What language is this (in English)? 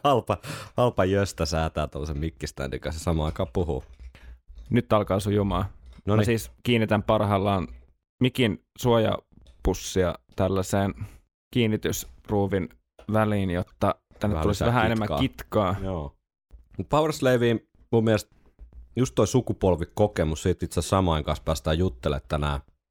Finnish